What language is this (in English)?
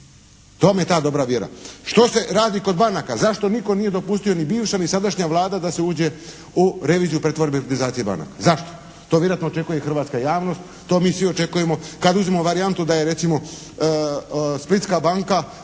Croatian